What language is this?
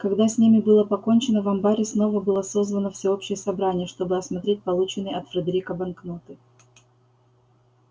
Russian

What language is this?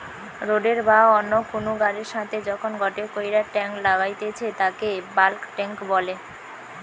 Bangla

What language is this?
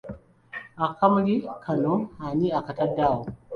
Ganda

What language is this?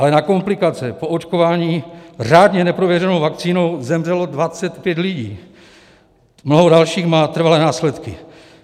Czech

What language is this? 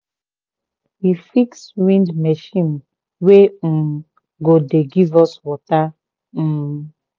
Nigerian Pidgin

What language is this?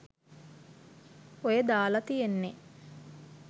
Sinhala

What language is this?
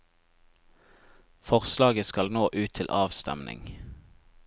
Norwegian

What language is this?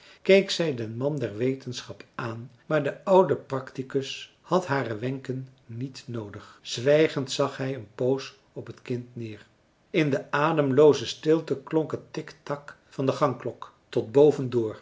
Dutch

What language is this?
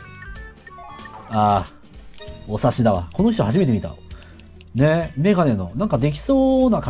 Japanese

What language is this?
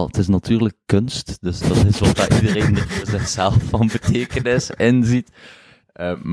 Dutch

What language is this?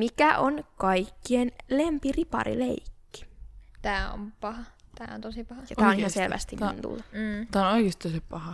Finnish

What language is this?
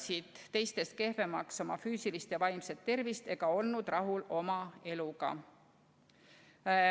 Estonian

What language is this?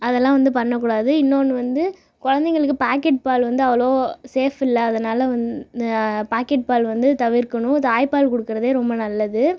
Tamil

